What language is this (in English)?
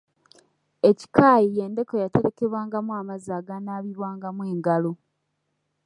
Ganda